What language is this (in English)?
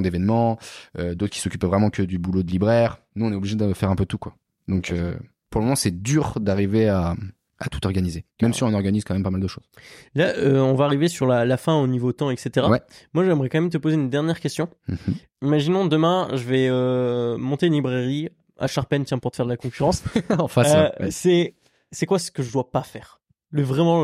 French